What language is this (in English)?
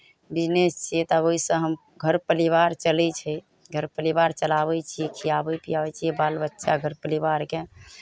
Maithili